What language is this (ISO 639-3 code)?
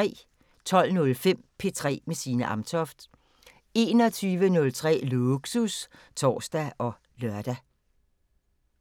dan